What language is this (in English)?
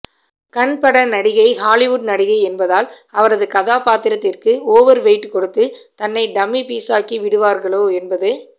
Tamil